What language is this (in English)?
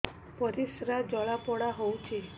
Odia